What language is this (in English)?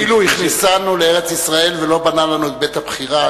Hebrew